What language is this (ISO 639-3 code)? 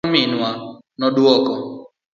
luo